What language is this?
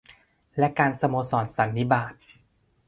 Thai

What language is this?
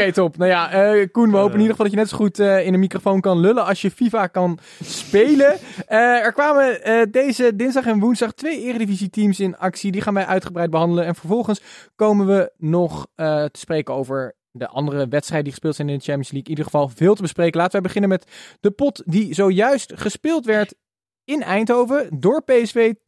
Dutch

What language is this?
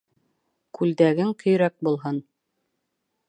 Bashkir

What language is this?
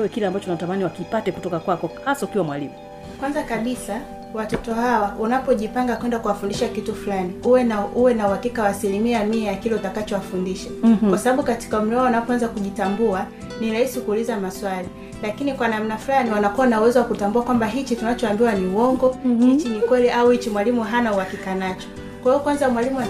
Swahili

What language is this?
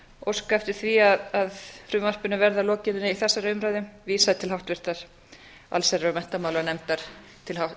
Icelandic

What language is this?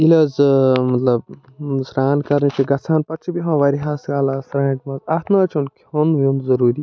Kashmiri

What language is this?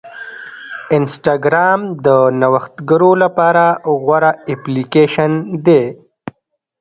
Pashto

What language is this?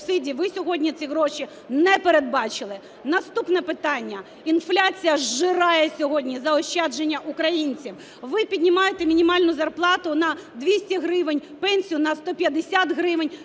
Ukrainian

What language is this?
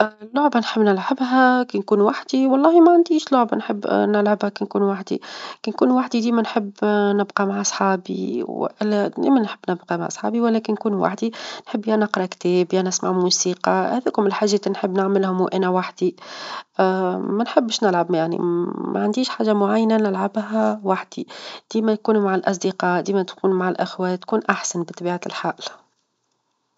Tunisian Arabic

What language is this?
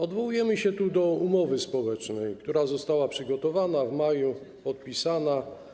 Polish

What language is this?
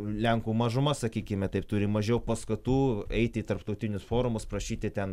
Lithuanian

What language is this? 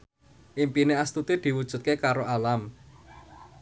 Javanese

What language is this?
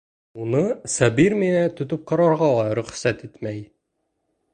Bashkir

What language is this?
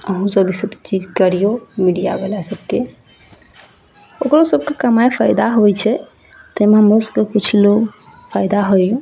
Maithili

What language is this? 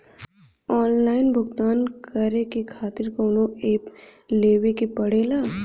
Bhojpuri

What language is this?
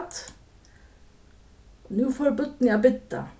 Faroese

